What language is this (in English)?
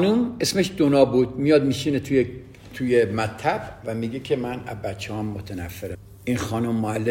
Persian